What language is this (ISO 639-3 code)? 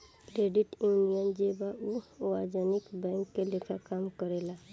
bho